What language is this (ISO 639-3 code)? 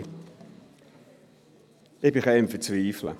gsw